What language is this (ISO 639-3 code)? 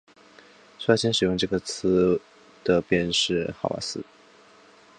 zho